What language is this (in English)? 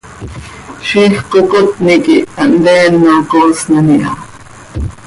Seri